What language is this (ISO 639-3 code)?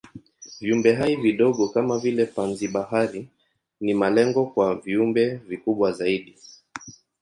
swa